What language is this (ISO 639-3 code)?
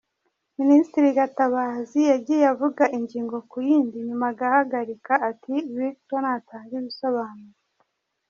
kin